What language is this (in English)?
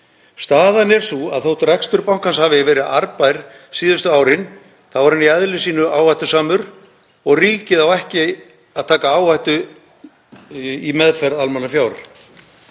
Icelandic